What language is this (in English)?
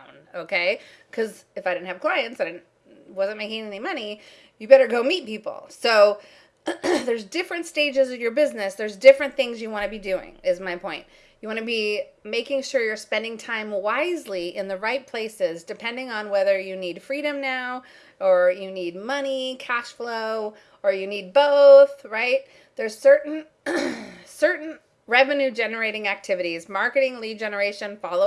English